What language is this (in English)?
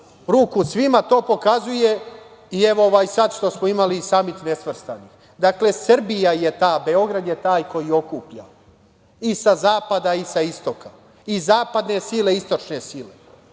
Serbian